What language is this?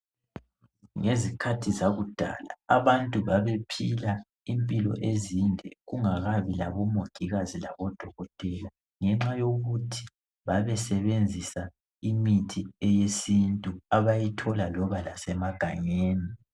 North Ndebele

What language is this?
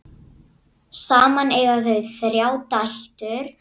Icelandic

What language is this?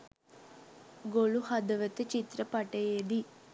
Sinhala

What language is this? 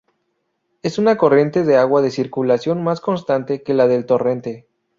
Spanish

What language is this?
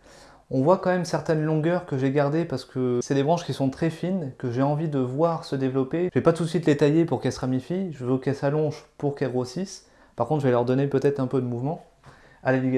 French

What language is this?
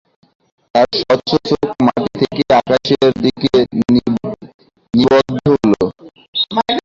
Bangla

